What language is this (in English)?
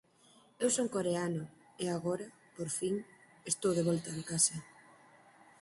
Galician